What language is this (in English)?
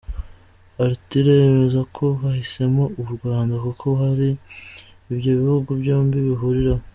Kinyarwanda